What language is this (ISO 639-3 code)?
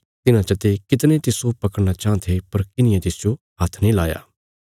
kfs